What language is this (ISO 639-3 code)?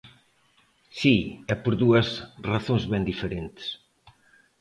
glg